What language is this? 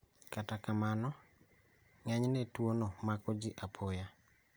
Luo (Kenya and Tanzania)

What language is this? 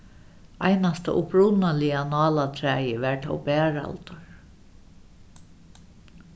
Faroese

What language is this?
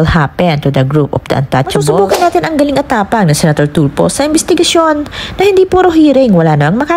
Filipino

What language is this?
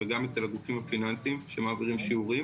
Hebrew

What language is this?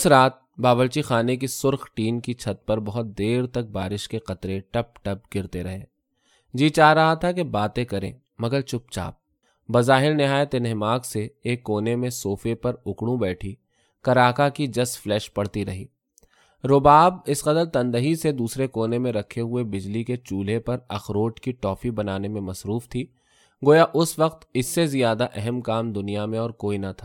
Urdu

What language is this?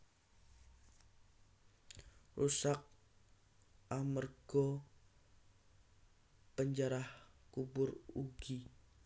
Javanese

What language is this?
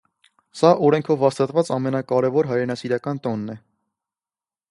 Armenian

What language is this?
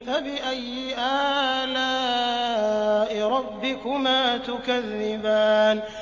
Arabic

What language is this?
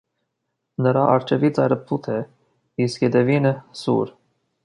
Armenian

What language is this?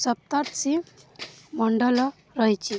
Odia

